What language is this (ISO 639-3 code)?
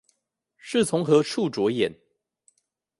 zho